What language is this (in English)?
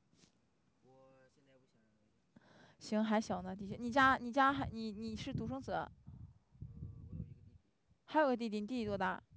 Chinese